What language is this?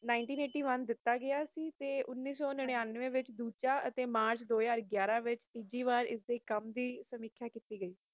Punjabi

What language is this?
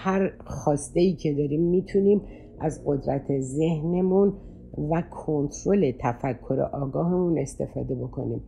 Persian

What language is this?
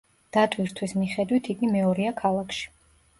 Georgian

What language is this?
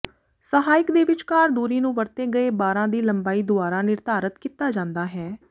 Punjabi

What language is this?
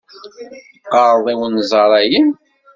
Kabyle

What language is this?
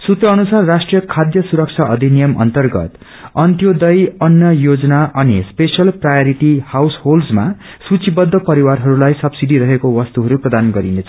Nepali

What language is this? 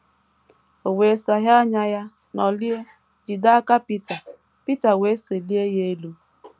Igbo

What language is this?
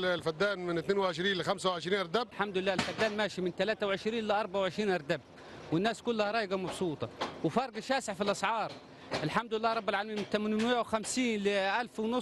Arabic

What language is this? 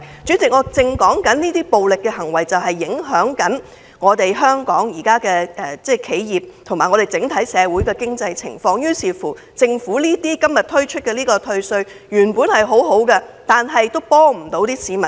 Cantonese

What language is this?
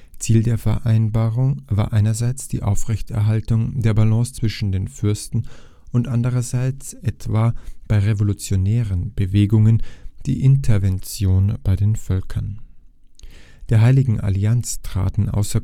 German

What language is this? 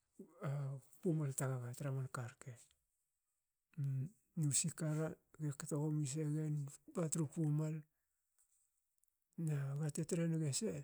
Hakö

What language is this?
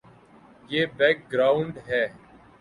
Urdu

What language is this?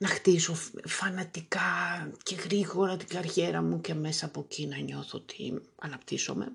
Greek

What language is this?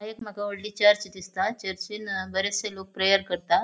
Konkani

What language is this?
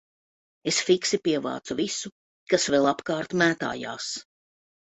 Latvian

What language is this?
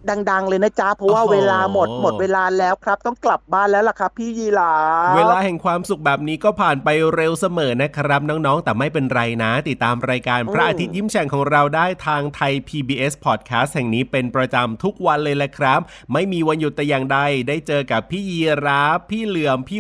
Thai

